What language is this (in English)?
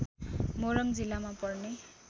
Nepali